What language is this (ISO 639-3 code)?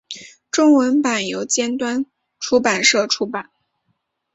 zho